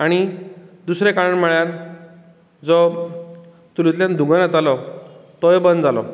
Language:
Konkani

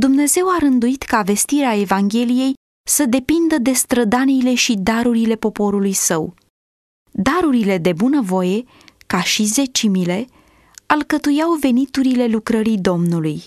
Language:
Romanian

